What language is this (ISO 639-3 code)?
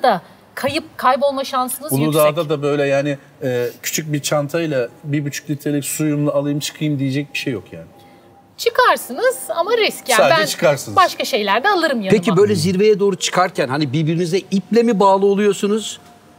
tur